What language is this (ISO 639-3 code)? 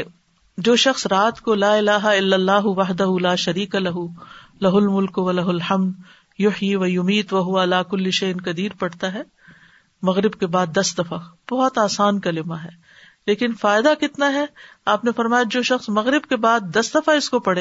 urd